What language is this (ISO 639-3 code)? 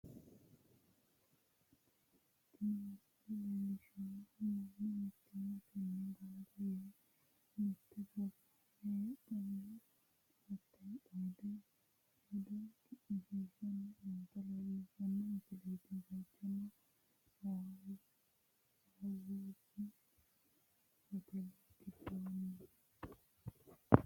sid